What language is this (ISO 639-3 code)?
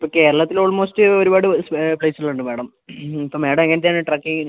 mal